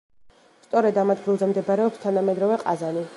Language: Georgian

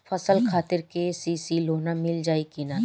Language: Bhojpuri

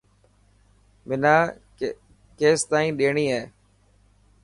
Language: Dhatki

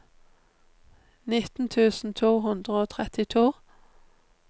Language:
Norwegian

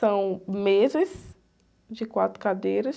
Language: Portuguese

